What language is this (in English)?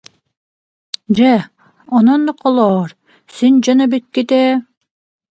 Yakut